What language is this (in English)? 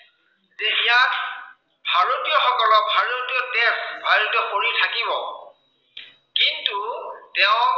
Assamese